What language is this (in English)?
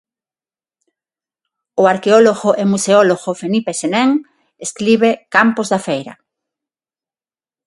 Galician